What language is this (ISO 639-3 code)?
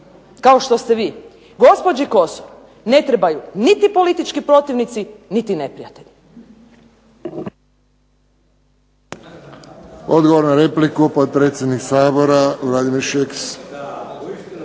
hrv